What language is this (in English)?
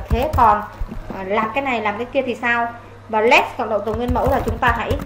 Vietnamese